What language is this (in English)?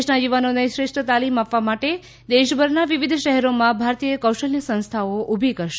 Gujarati